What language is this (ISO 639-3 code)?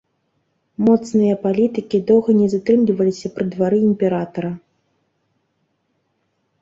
bel